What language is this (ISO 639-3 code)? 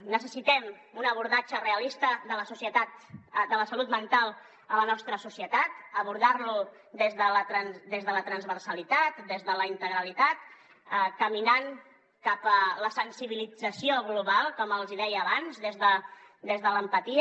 cat